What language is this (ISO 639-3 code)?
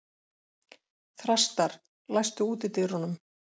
isl